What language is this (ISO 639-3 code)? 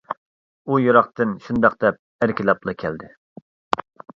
uig